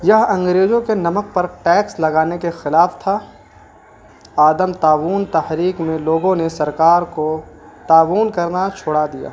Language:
Urdu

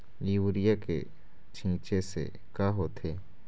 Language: Chhattisgarhi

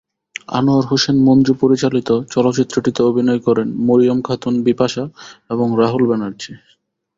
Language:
Bangla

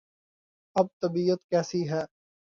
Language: Urdu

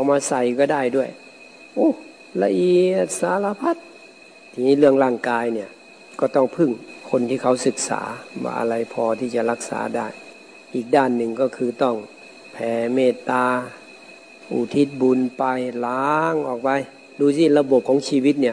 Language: Thai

